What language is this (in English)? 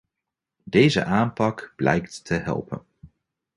Dutch